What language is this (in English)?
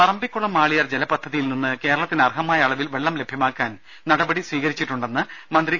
Malayalam